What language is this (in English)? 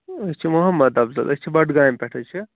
Kashmiri